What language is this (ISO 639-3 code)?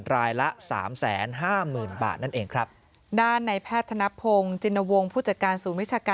tha